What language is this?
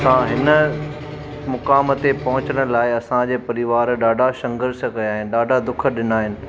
Sindhi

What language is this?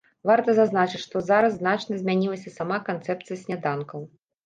Belarusian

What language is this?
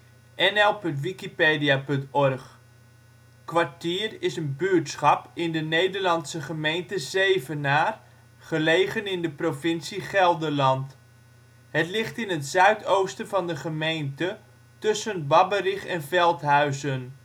Dutch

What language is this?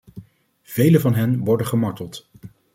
Dutch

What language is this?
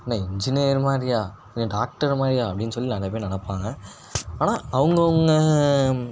Tamil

